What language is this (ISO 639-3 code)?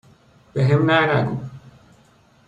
fas